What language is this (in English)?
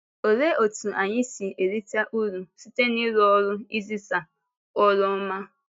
Igbo